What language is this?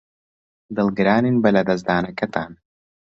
Central Kurdish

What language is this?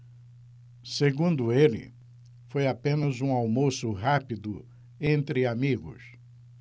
Portuguese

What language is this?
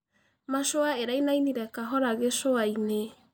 Kikuyu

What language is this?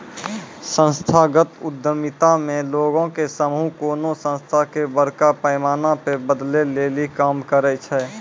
Maithili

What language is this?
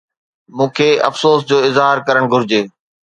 Sindhi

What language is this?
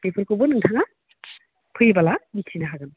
Bodo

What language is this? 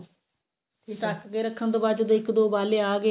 Punjabi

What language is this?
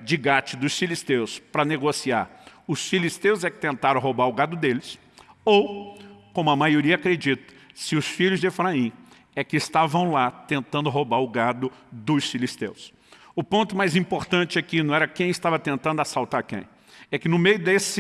Portuguese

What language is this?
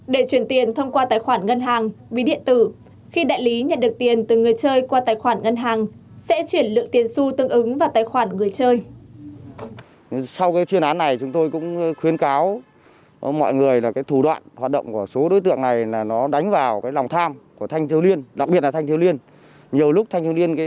Vietnamese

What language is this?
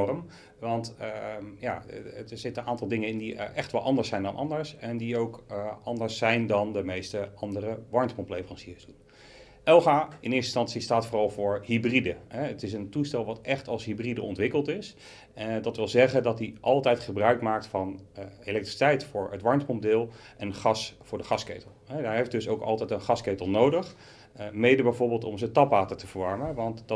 Dutch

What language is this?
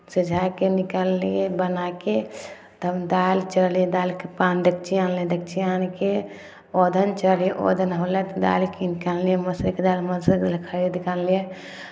Maithili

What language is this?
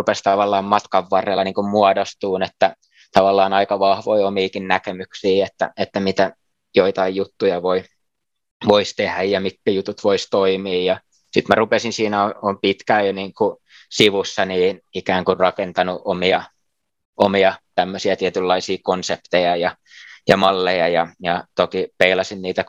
Finnish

